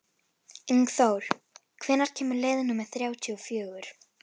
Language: Icelandic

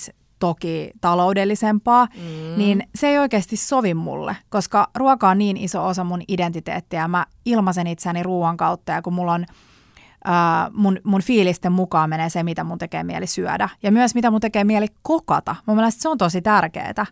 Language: Finnish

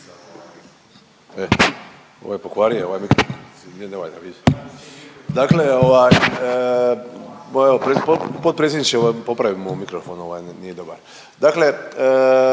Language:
Croatian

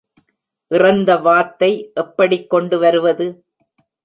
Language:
Tamil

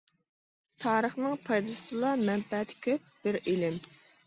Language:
Uyghur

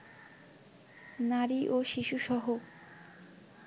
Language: Bangla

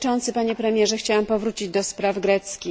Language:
Polish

